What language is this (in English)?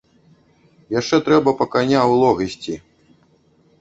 Belarusian